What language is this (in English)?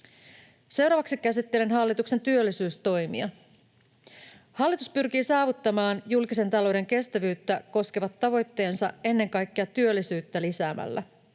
Finnish